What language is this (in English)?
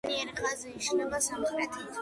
Georgian